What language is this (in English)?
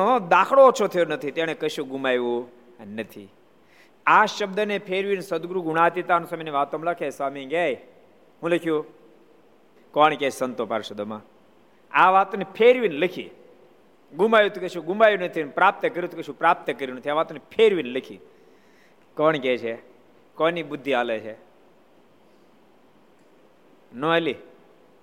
Gujarati